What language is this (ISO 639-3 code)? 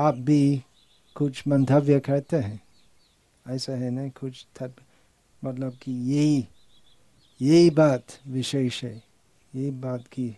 hin